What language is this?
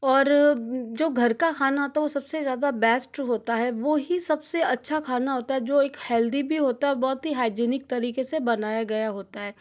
Hindi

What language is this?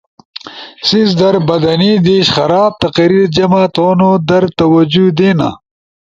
Ushojo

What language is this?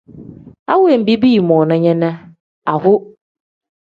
Tem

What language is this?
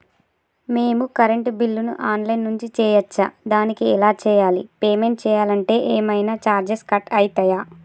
Telugu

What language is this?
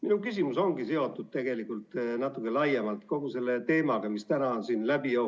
Estonian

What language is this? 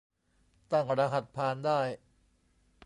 Thai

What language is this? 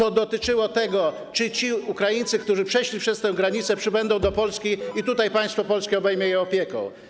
Polish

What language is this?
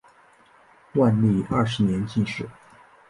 Chinese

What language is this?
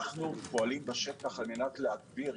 Hebrew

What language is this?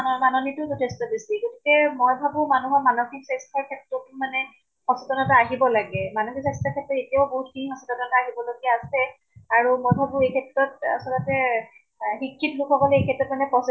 Assamese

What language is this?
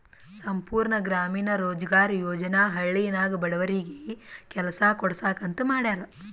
Kannada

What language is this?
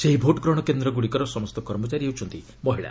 Odia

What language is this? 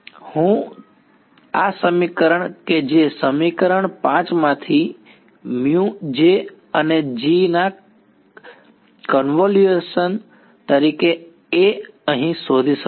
Gujarati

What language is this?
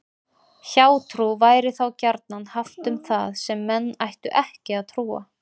Icelandic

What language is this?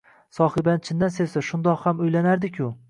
Uzbek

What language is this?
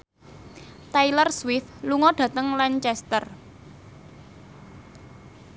Javanese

